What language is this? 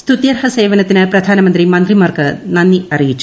Malayalam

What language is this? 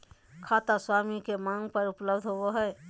Magahi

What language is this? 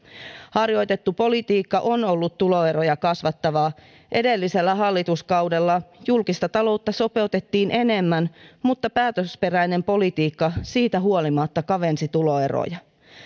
Finnish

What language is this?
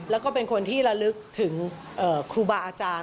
Thai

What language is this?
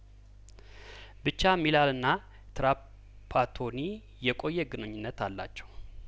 Amharic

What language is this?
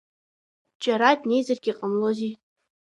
Abkhazian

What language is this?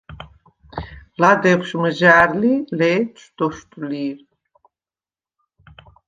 Svan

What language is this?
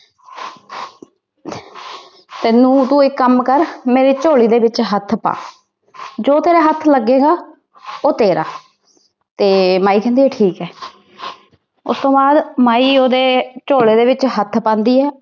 Punjabi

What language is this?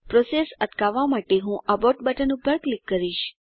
Gujarati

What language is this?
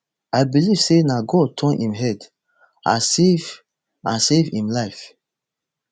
Nigerian Pidgin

